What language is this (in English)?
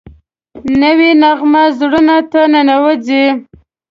Pashto